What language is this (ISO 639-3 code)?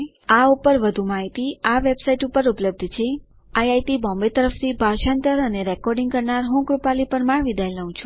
guj